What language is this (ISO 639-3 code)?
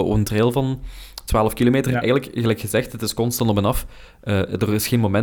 nld